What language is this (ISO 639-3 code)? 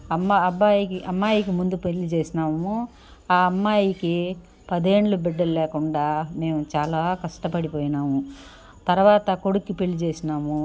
tel